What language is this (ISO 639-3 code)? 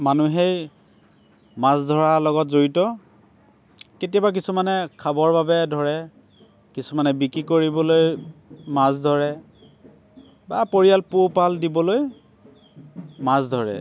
asm